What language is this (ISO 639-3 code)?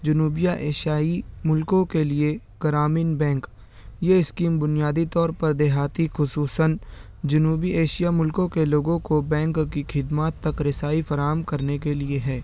urd